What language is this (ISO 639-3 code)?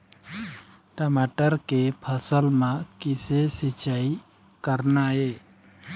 hne